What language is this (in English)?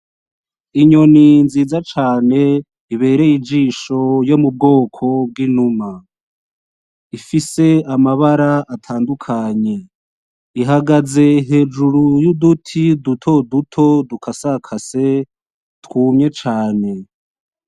Rundi